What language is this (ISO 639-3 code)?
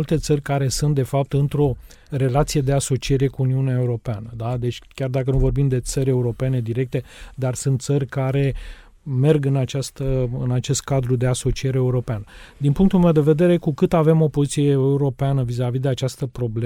ron